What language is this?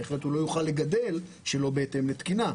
Hebrew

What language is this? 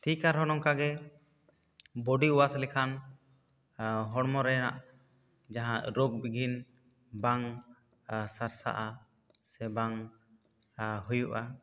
Santali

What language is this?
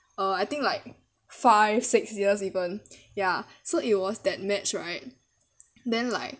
English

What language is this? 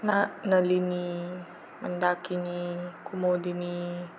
Marathi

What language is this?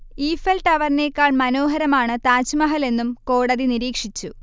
Malayalam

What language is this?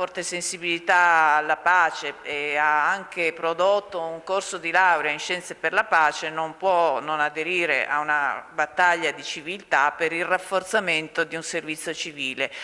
Italian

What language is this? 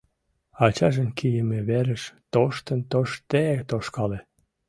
Mari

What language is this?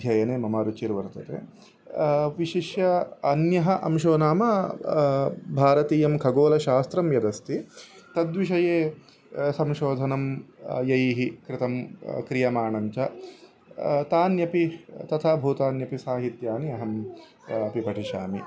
Sanskrit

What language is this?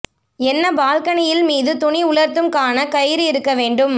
Tamil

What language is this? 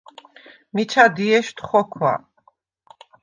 Svan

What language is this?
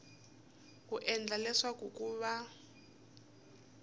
Tsonga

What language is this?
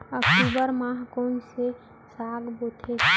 Chhattisgarhi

